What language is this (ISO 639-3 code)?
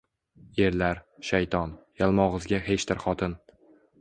uzb